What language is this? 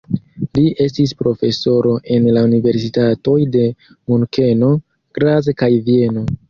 Esperanto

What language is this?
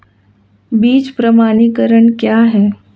Hindi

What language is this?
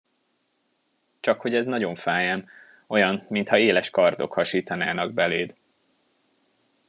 Hungarian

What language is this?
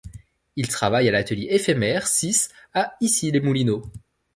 French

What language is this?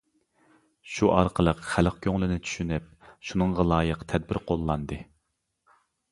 Uyghur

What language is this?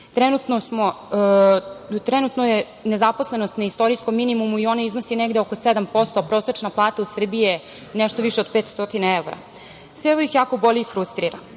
Serbian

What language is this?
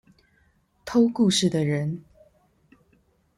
Chinese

